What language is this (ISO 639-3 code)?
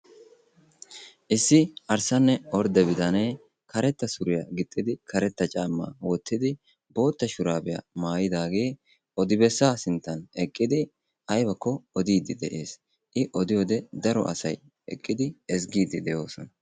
wal